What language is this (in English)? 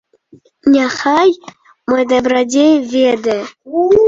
Belarusian